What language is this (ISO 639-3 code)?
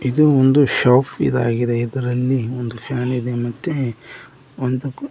kan